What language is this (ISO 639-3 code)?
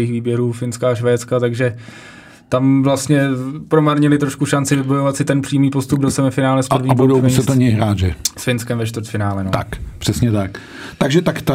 ces